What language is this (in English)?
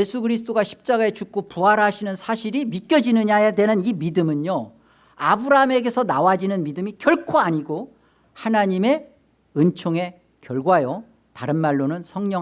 Korean